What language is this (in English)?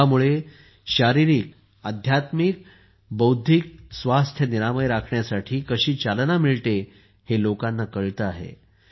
Marathi